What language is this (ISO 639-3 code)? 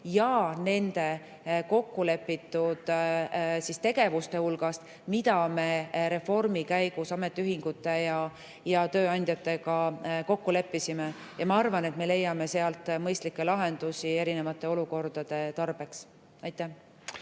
est